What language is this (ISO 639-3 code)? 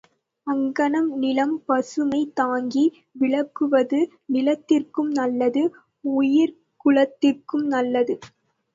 tam